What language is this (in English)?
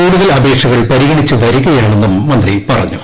Malayalam